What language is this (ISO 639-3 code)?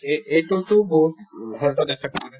asm